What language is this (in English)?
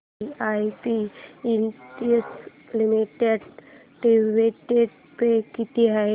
Marathi